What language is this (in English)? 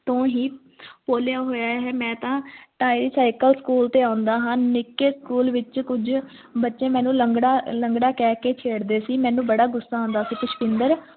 Punjabi